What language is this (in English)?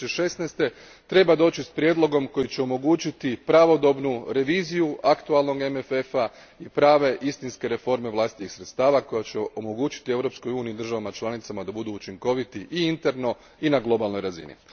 Croatian